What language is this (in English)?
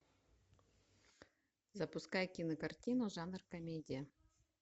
Russian